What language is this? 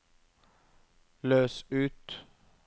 Norwegian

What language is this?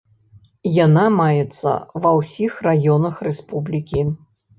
Belarusian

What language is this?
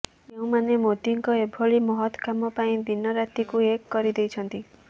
Odia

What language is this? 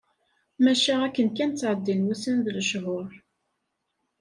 Kabyle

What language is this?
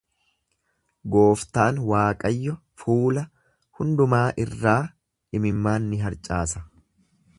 Oromo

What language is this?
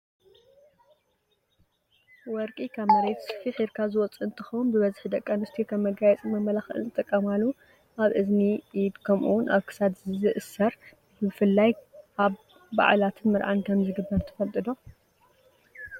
Tigrinya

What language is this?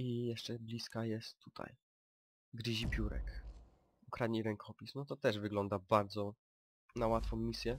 Polish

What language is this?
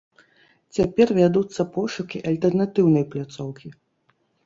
Belarusian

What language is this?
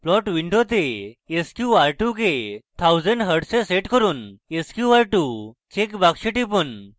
Bangla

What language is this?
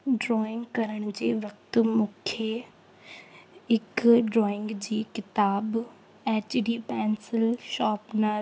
Sindhi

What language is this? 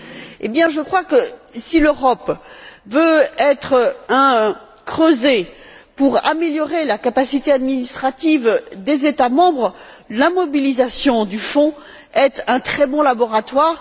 French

